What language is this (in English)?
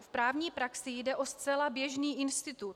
Czech